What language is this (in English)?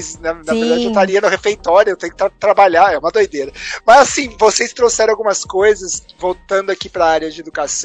Portuguese